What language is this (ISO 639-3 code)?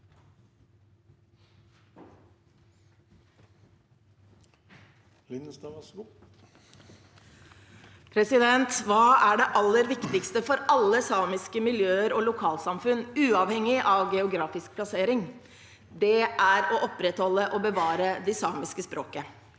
nor